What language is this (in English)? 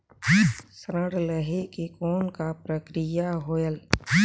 Chhattisgarhi